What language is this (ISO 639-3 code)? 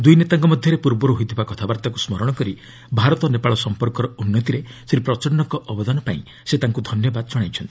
ori